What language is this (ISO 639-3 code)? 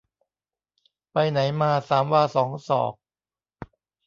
tha